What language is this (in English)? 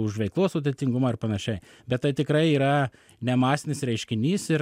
Lithuanian